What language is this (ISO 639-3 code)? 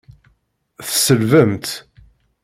kab